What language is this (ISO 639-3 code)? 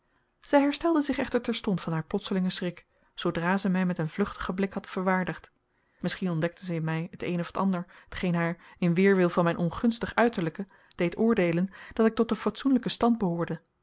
nld